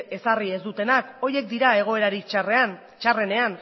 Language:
Basque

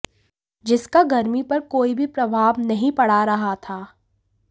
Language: Hindi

